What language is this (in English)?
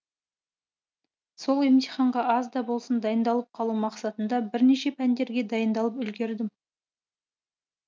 Kazakh